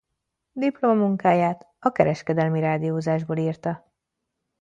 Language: Hungarian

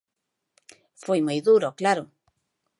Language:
Galician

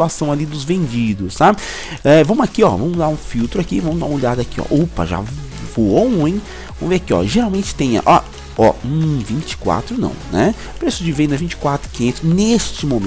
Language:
Portuguese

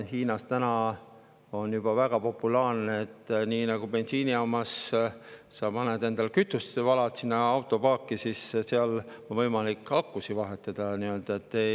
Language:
Estonian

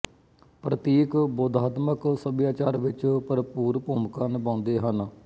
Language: Punjabi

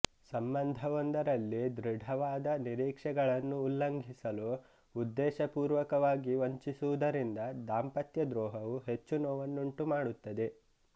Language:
Kannada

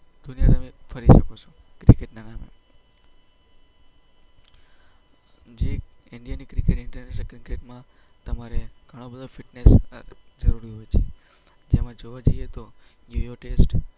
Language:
Gujarati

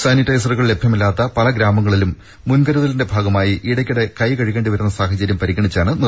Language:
Malayalam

